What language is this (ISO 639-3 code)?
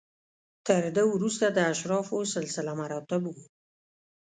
pus